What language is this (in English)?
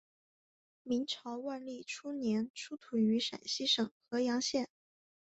Chinese